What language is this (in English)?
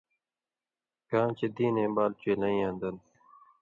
Indus Kohistani